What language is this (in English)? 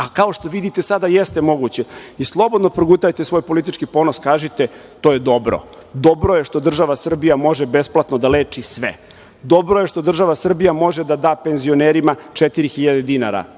Serbian